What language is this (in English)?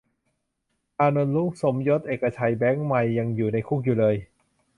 Thai